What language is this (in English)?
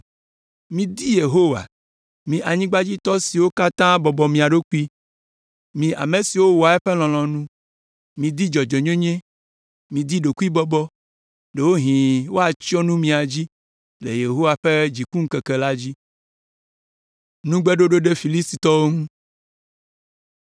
Ewe